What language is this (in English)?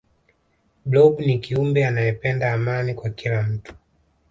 Swahili